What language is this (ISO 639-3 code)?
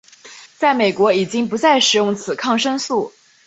zho